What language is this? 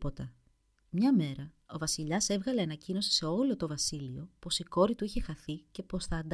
Greek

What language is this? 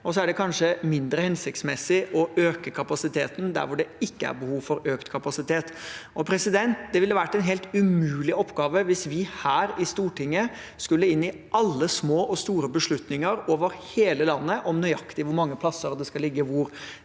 Norwegian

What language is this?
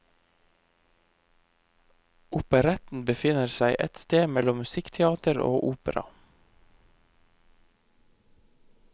Norwegian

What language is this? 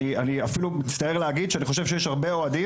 Hebrew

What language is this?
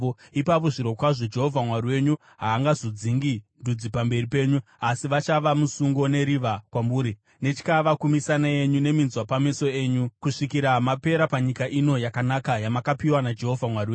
Shona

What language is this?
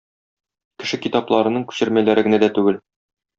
Tatar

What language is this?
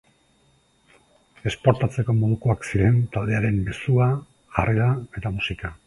Basque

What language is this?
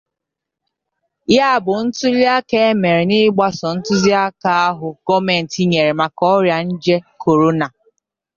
Igbo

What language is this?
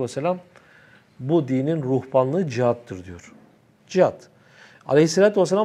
Turkish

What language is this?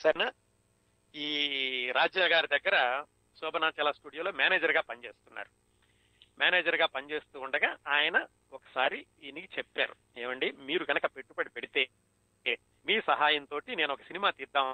Telugu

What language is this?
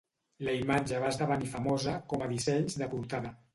Catalan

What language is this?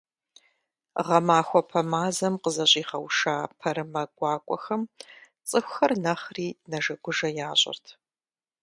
Kabardian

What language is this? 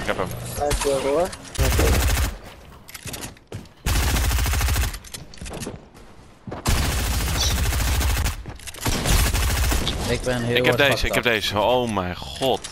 Dutch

